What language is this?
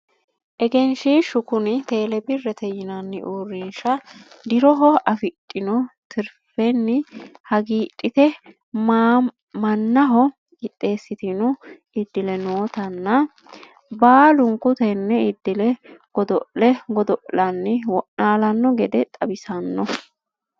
Sidamo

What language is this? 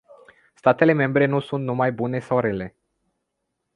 Romanian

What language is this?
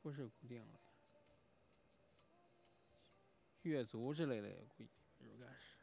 Chinese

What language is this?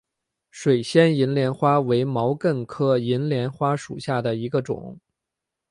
Chinese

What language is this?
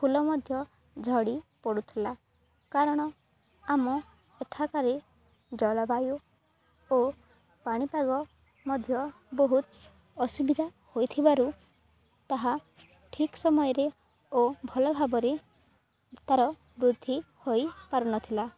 Odia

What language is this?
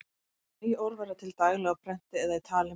Icelandic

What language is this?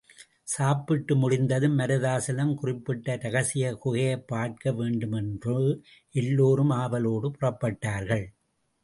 Tamil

